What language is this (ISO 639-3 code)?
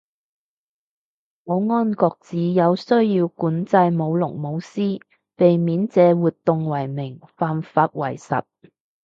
yue